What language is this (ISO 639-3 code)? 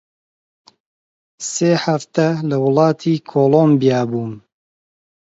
ckb